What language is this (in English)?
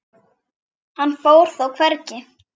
Icelandic